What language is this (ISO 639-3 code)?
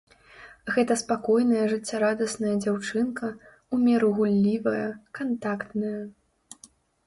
bel